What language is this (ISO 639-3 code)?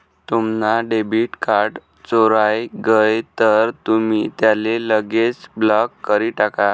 mar